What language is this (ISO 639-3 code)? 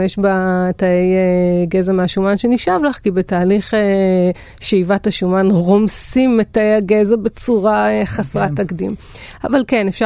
heb